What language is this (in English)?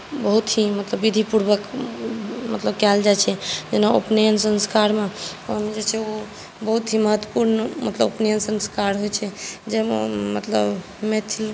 Maithili